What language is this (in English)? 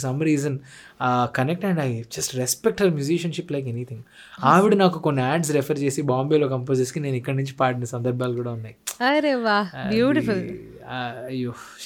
Telugu